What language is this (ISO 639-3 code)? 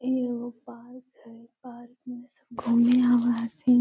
mag